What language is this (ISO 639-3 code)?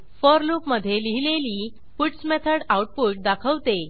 mar